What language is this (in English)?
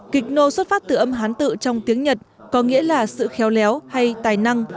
Vietnamese